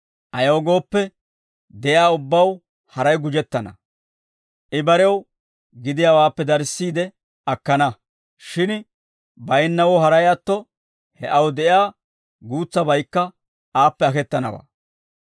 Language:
Dawro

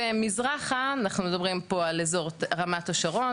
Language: Hebrew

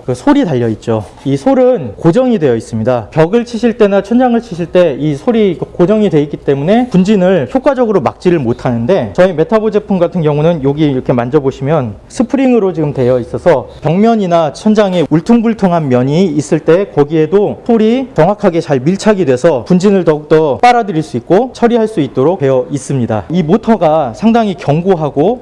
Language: Korean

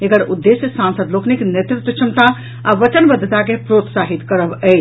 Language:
Maithili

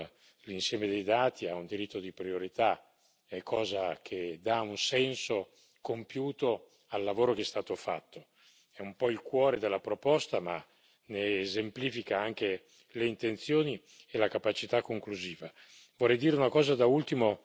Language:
Italian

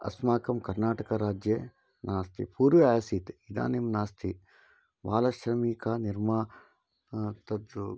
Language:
Sanskrit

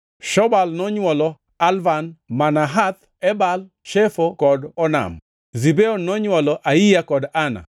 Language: Luo (Kenya and Tanzania)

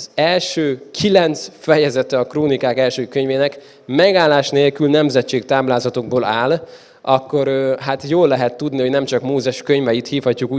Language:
Hungarian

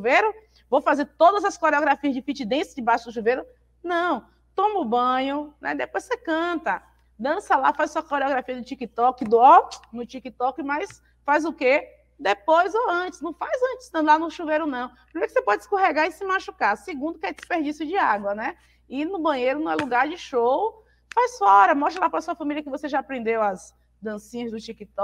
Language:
Portuguese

